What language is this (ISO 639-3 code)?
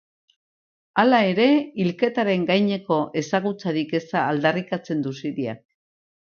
eus